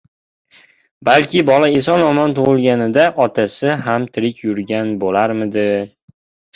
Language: Uzbek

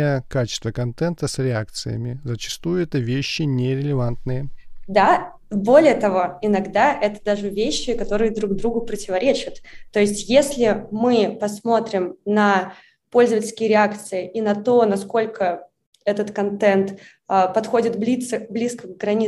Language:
Russian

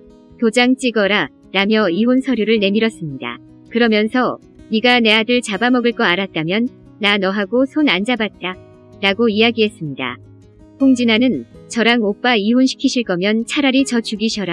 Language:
Korean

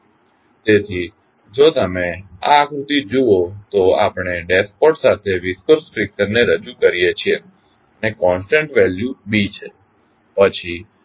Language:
Gujarati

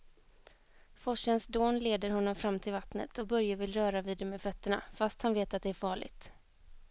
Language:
Swedish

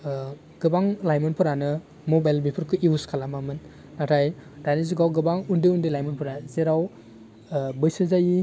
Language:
Bodo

